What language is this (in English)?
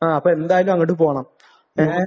Malayalam